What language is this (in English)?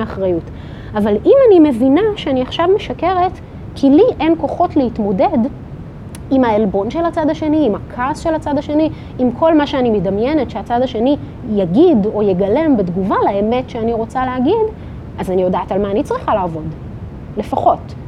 Hebrew